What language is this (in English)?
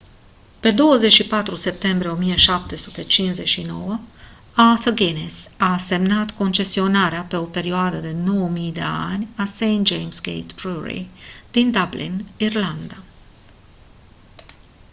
Romanian